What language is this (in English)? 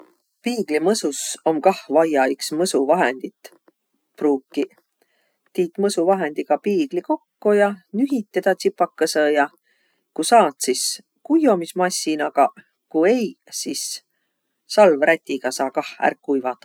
Võro